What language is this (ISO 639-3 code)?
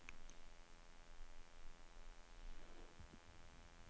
dan